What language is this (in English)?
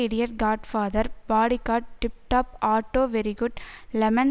Tamil